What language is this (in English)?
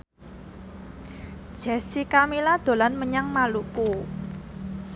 Javanese